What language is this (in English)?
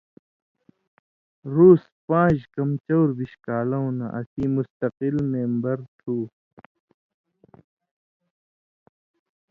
Indus Kohistani